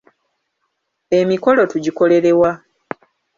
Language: Ganda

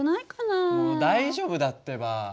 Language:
Japanese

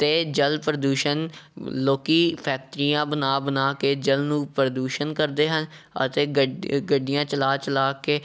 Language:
Punjabi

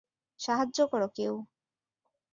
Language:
Bangla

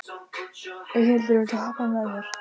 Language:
Icelandic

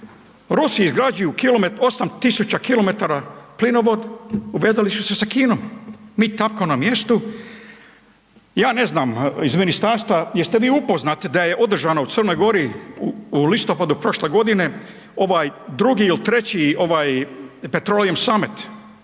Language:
Croatian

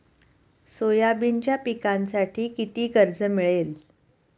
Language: Marathi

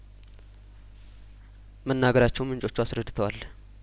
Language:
Amharic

